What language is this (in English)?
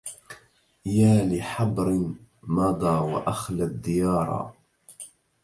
Arabic